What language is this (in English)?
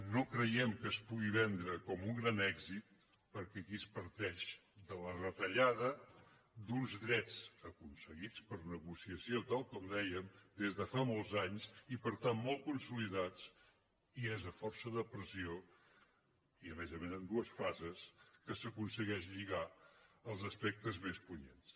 Catalan